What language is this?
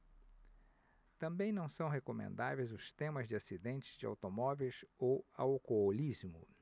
Portuguese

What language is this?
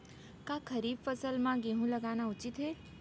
Chhattisgarhi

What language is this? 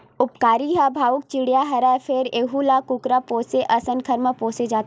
Chhattisgarhi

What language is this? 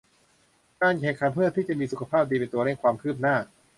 Thai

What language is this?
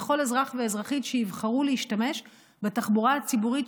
Hebrew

